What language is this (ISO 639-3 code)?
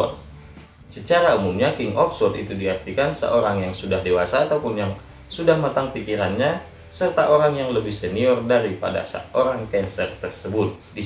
ind